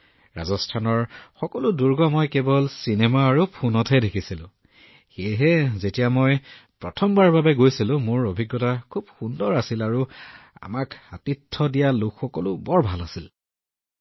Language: Assamese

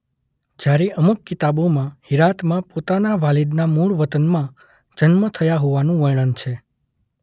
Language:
Gujarati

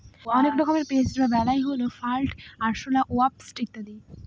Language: Bangla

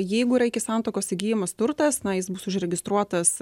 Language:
Lithuanian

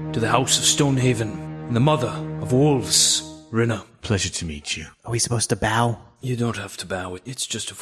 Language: English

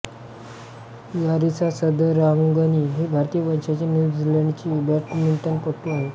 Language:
Marathi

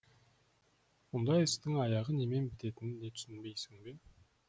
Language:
Kazakh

